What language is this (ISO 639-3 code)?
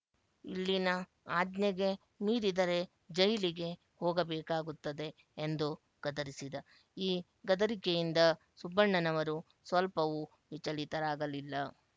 kan